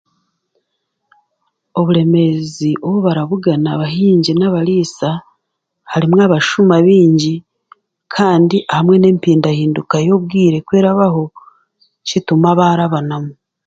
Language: Chiga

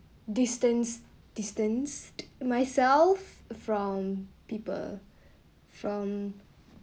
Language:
English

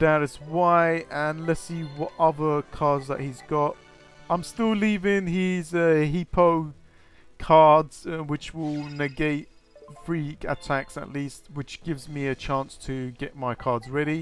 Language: English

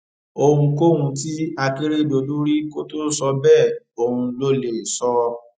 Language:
Yoruba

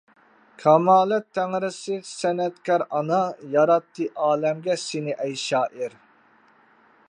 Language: Uyghur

